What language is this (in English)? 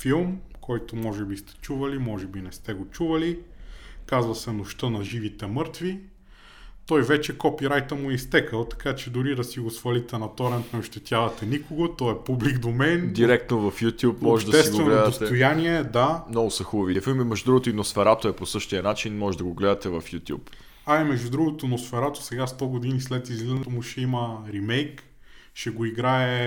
Bulgarian